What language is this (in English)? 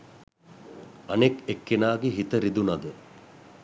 Sinhala